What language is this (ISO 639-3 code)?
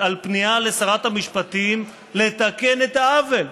heb